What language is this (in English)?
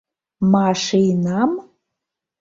Mari